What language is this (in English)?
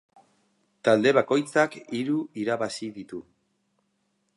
Basque